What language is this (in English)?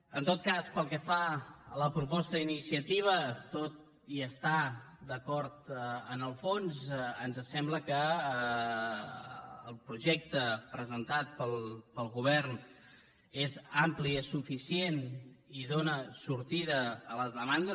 Catalan